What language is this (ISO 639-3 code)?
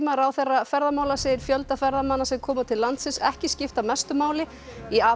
isl